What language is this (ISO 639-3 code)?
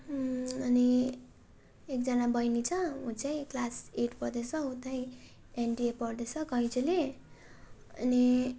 nep